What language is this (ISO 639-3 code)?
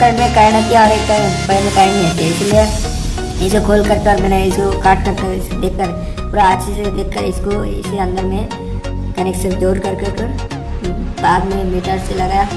hin